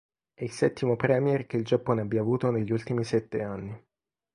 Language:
Italian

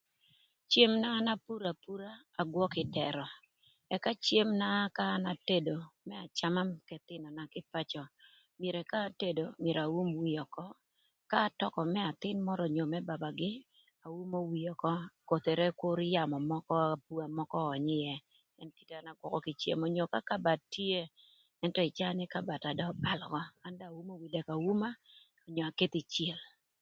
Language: Thur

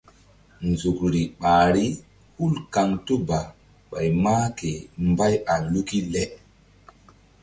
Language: Mbum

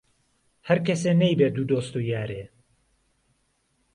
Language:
Central Kurdish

